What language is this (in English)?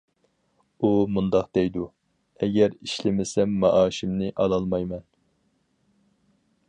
Uyghur